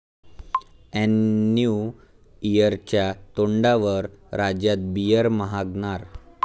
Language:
Marathi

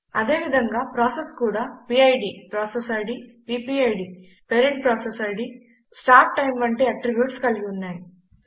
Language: Telugu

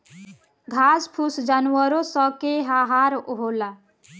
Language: Bhojpuri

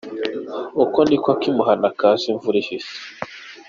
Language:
Kinyarwanda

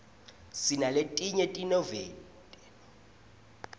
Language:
Swati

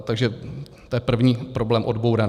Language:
Czech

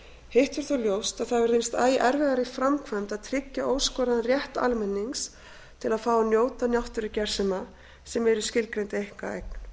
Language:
Icelandic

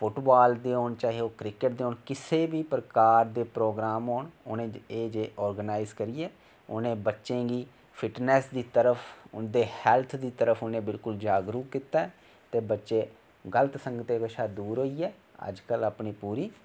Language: Dogri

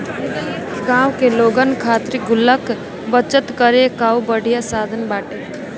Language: Bhojpuri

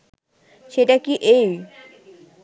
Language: Bangla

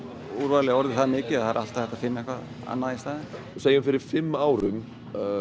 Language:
Icelandic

